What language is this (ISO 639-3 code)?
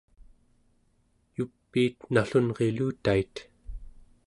esu